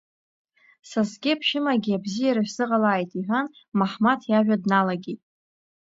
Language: Abkhazian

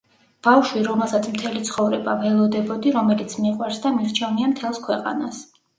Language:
Georgian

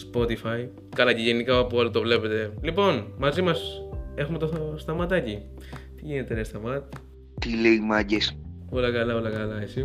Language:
Greek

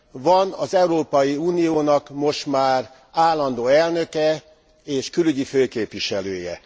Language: Hungarian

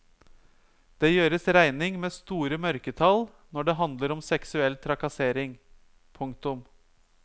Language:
Norwegian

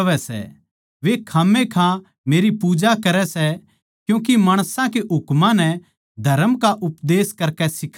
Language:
Haryanvi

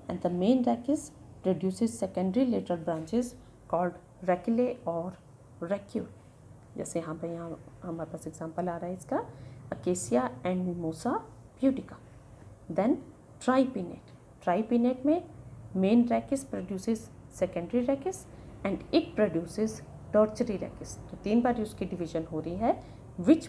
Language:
Hindi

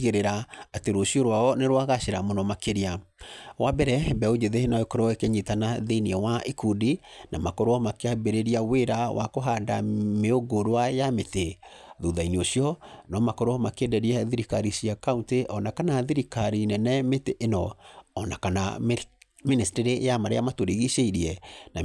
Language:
Kikuyu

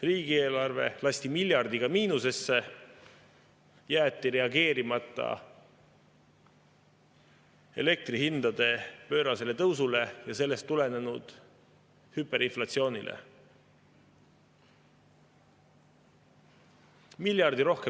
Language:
Estonian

